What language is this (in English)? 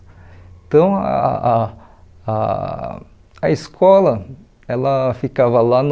Portuguese